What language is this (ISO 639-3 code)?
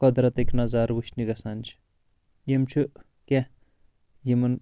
kas